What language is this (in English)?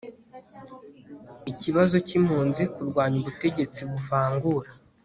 Kinyarwanda